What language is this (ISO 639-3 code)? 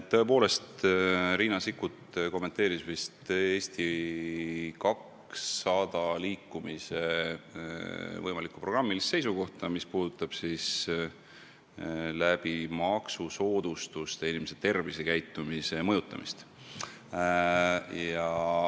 est